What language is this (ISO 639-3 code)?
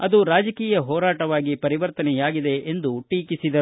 kan